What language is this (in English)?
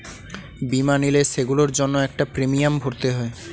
Bangla